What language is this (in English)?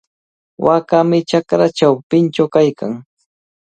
Cajatambo North Lima Quechua